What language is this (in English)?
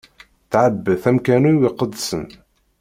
Kabyle